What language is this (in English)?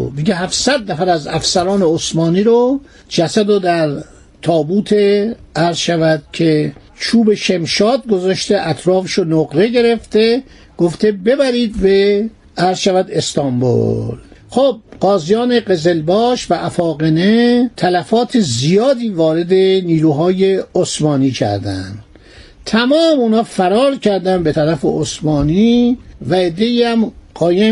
Persian